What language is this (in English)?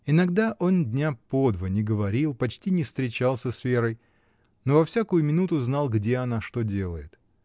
Russian